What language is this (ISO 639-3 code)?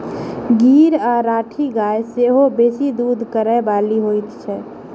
mai